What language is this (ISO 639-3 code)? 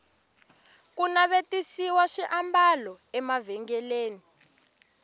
tso